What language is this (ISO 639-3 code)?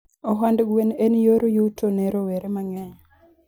luo